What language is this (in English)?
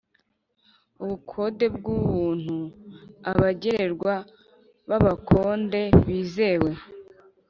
Kinyarwanda